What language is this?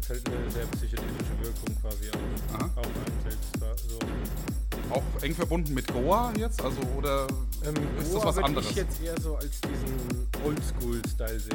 German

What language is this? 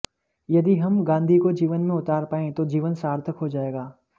Hindi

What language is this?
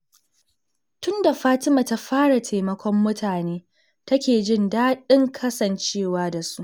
Hausa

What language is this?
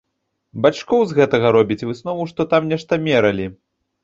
Belarusian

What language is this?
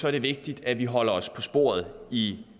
Danish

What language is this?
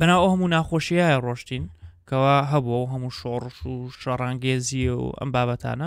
Arabic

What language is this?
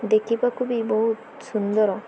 Odia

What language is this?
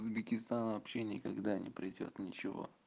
Russian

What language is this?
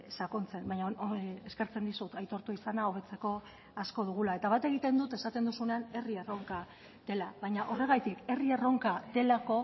Basque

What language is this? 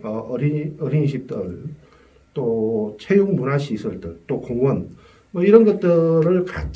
Korean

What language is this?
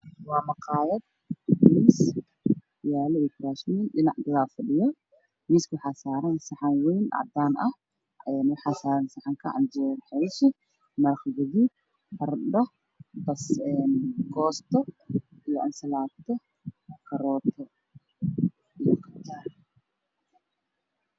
Somali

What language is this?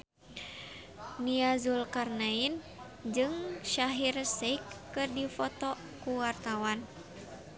Sundanese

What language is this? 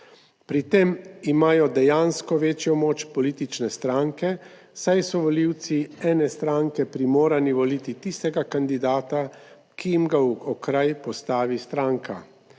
Slovenian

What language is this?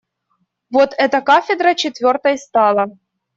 Russian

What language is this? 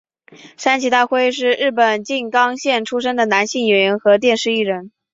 Chinese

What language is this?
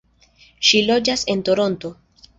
Esperanto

